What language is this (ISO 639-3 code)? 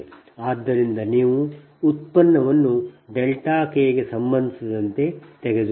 kan